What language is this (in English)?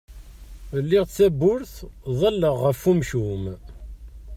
Kabyle